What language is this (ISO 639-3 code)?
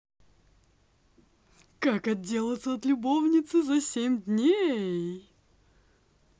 rus